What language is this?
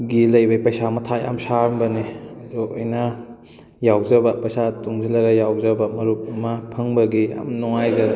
Manipuri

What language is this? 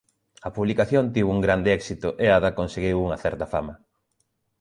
Galician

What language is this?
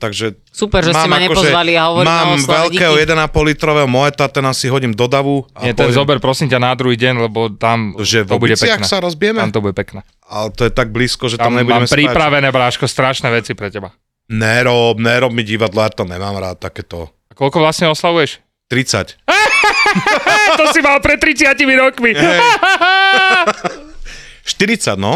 Slovak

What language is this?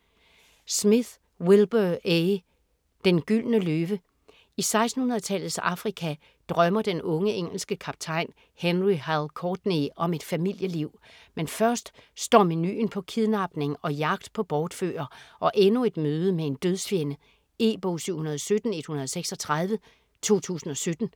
Danish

